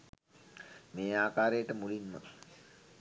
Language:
Sinhala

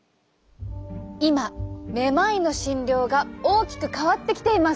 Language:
Japanese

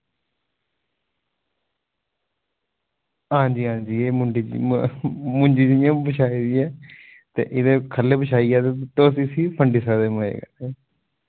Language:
Dogri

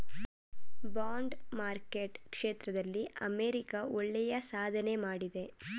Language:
Kannada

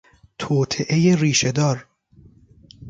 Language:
Persian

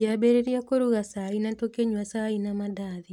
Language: Kikuyu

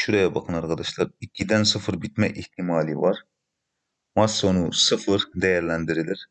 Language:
Turkish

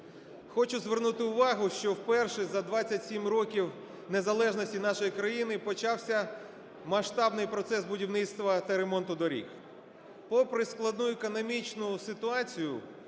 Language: Ukrainian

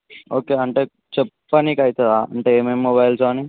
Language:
Telugu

